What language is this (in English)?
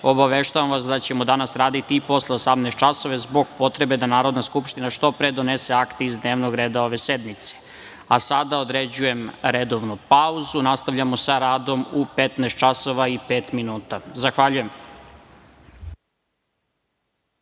Serbian